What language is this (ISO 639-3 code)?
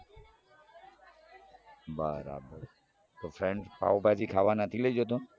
guj